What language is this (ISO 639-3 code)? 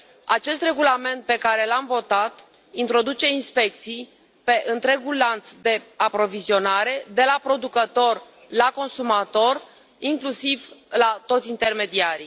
ron